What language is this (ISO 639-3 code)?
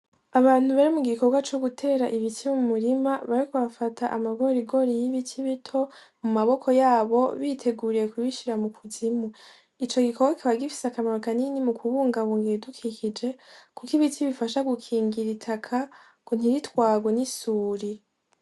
run